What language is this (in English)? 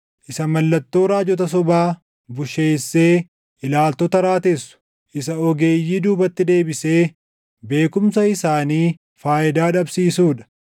Oromo